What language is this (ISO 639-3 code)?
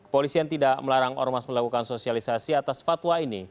ind